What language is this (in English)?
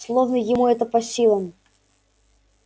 Russian